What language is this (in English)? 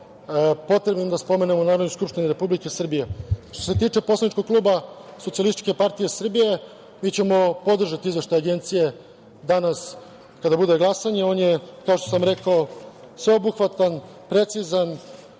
Serbian